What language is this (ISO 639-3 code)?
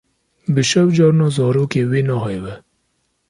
kur